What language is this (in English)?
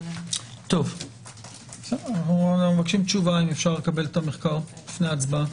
Hebrew